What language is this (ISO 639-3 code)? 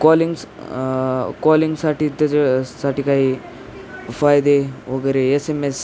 mar